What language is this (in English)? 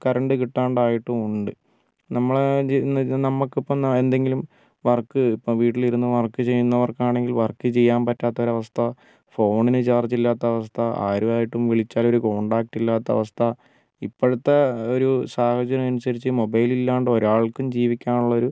Malayalam